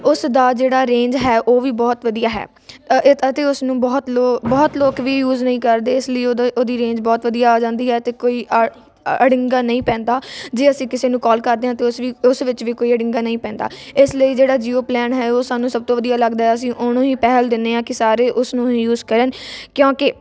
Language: Punjabi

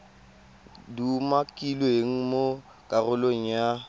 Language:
Tswana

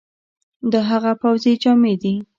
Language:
Pashto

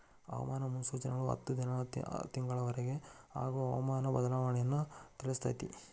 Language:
Kannada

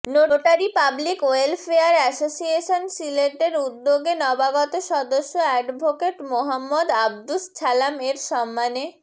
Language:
Bangla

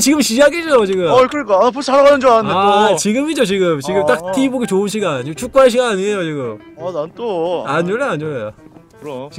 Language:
Korean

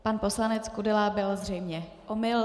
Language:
Czech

